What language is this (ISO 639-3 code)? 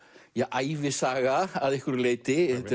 isl